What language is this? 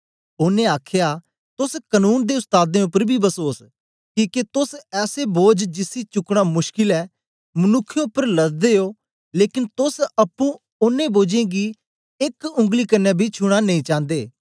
Dogri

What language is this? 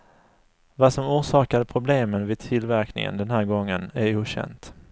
Swedish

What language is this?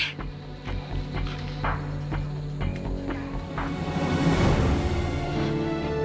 Indonesian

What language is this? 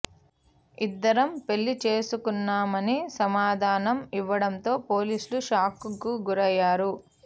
Telugu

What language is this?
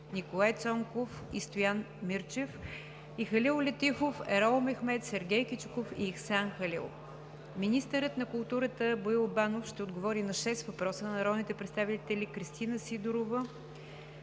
Bulgarian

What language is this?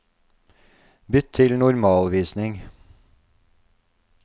Norwegian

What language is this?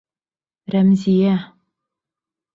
Bashkir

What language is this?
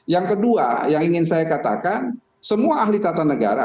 Indonesian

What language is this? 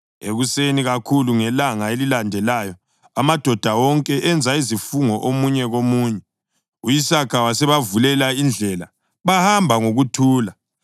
North Ndebele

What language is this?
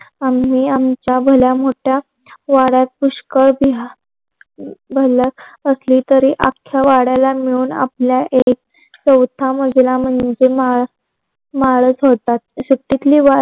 Marathi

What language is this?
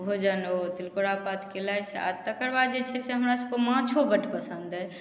Maithili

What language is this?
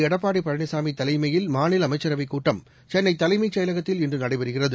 Tamil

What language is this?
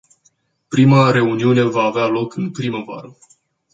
Romanian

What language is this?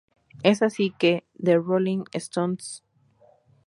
Spanish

